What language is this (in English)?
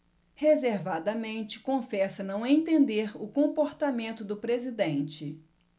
Portuguese